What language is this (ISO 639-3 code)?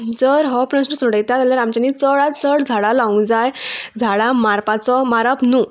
kok